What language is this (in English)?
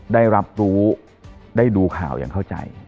Thai